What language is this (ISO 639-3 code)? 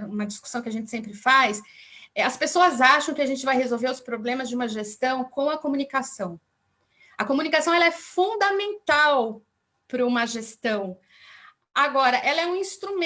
por